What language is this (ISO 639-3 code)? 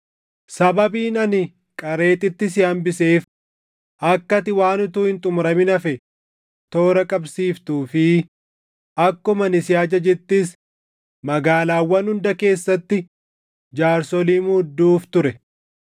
orm